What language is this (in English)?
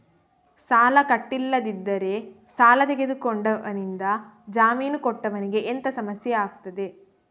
Kannada